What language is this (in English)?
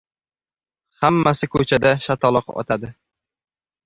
Uzbek